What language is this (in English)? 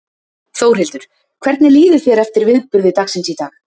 Icelandic